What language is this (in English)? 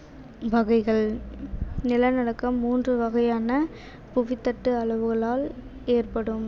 Tamil